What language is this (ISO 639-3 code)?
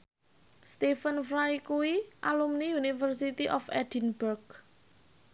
jav